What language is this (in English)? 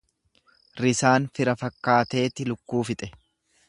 Oromo